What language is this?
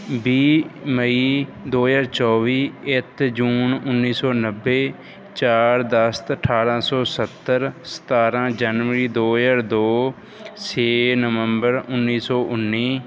Punjabi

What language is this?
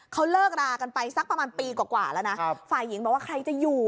Thai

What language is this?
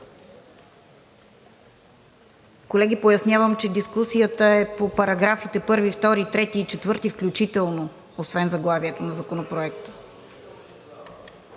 Bulgarian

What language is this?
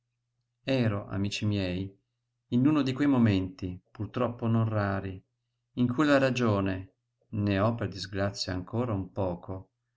Italian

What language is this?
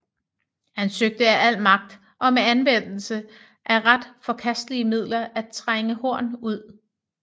Danish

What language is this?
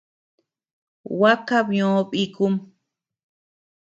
Tepeuxila Cuicatec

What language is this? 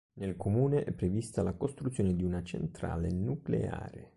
Italian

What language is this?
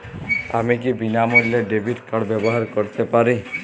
Bangla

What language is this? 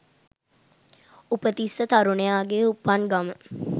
Sinhala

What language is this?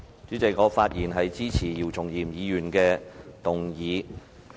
Cantonese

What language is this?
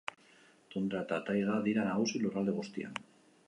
Basque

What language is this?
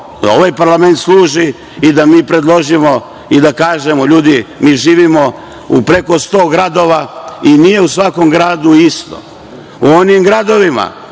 Serbian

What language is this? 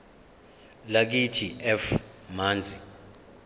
Zulu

